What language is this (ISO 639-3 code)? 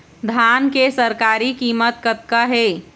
hne